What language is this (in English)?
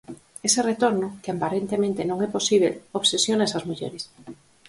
Galician